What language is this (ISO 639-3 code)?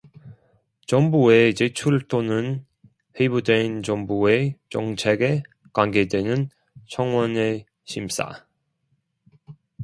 kor